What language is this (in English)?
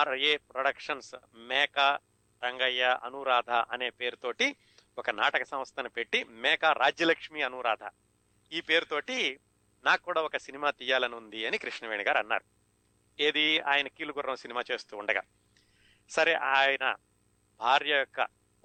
Telugu